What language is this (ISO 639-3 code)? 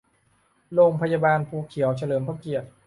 tha